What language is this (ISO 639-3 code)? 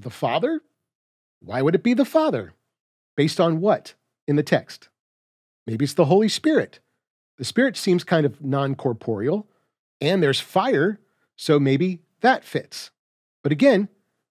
eng